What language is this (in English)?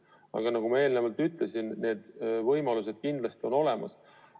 Estonian